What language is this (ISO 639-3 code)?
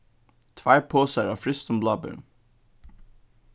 fao